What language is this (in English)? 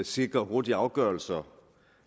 Danish